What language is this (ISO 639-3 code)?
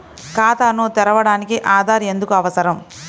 tel